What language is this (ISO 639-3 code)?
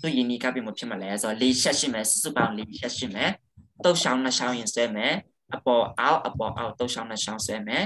tha